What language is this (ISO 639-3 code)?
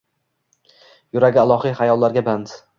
uzb